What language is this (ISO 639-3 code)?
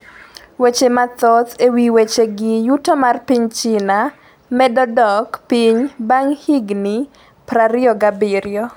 luo